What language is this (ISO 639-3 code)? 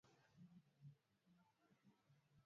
swa